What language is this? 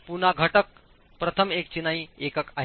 Marathi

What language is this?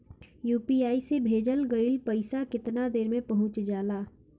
Bhojpuri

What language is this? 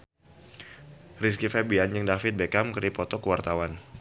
Sundanese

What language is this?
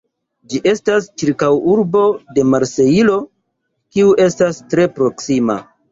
Esperanto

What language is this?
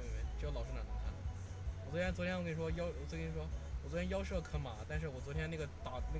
Chinese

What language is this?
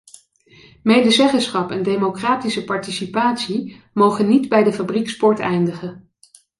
Dutch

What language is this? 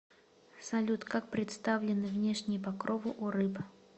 Russian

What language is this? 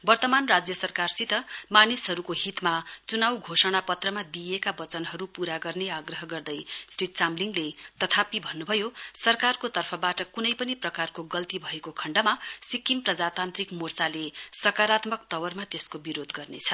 Nepali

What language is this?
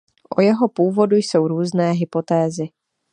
Czech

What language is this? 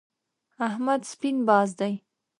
Pashto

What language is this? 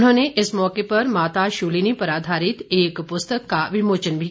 Hindi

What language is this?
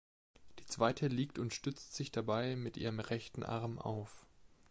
German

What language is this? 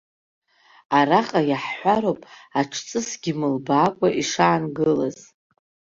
Abkhazian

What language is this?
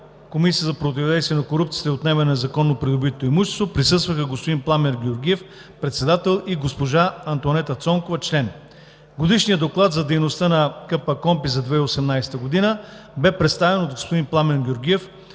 Bulgarian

